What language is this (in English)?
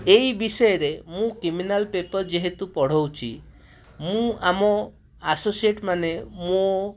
Odia